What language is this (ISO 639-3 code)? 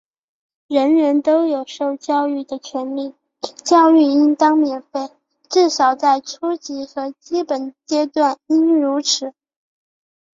zho